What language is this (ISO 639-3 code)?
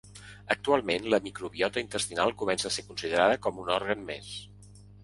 cat